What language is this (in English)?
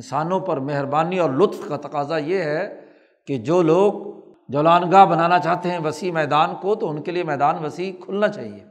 Urdu